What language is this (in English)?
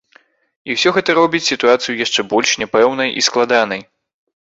Belarusian